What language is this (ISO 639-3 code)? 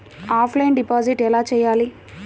tel